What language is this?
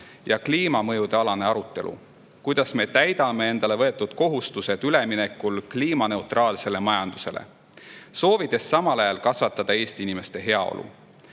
Estonian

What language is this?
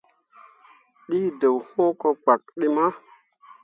Mundang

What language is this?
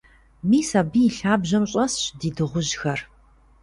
Kabardian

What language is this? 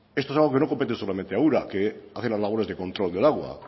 Spanish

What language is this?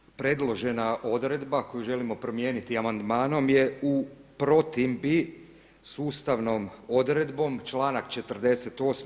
Croatian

